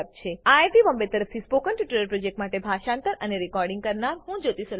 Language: Gujarati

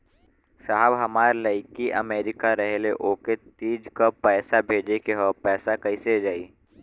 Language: Bhojpuri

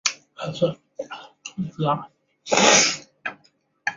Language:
Chinese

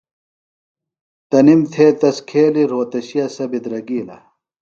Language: Phalura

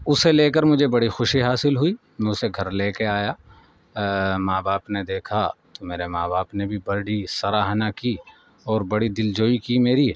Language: Urdu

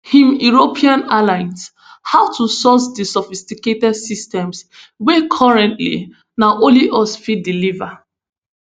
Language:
Nigerian Pidgin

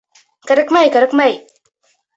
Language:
Bashkir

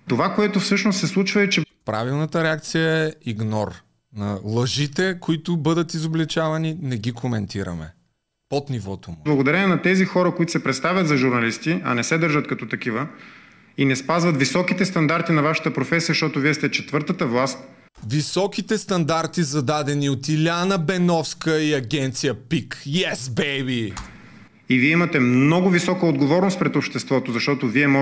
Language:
Bulgarian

